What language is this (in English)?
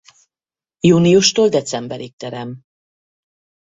Hungarian